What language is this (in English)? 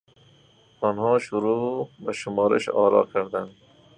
Persian